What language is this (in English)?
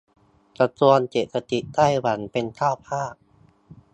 Thai